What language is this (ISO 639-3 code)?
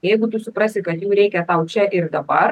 lit